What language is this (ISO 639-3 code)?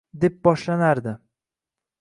uzb